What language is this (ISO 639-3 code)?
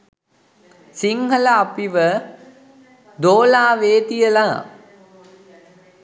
sin